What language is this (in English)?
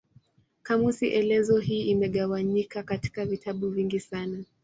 Swahili